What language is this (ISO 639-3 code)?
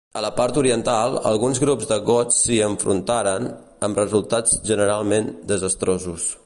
cat